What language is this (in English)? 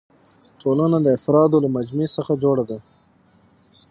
Pashto